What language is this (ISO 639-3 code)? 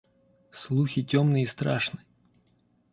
rus